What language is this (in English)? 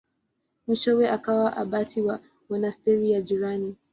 Swahili